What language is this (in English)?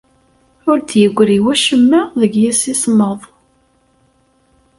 Kabyle